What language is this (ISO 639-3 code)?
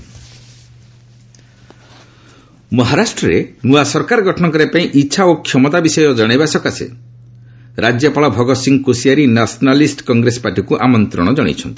ori